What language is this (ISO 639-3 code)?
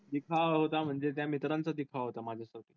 mar